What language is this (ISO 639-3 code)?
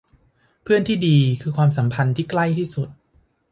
tha